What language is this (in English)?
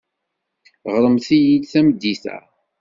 Kabyle